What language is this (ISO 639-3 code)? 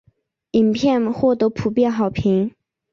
zho